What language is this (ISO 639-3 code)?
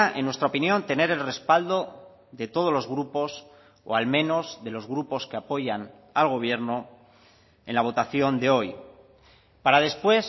spa